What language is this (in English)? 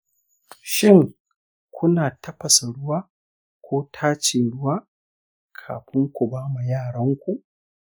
Hausa